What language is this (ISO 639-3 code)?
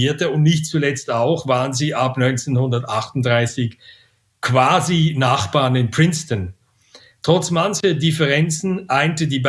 deu